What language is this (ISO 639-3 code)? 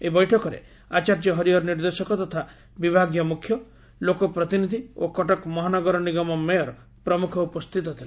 ori